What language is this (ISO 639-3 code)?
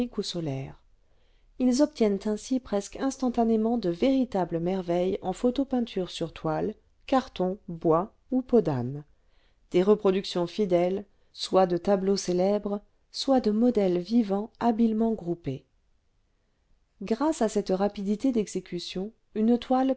fra